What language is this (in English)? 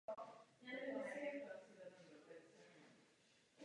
Czech